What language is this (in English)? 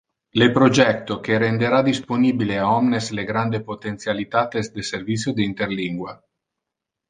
Interlingua